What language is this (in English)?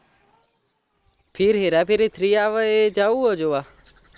Gujarati